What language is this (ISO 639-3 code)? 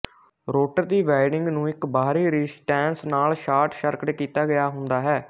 pan